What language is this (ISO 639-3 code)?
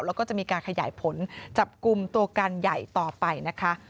tha